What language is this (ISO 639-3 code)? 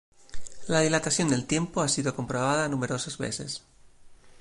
spa